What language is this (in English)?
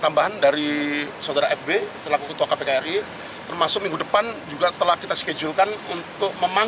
Indonesian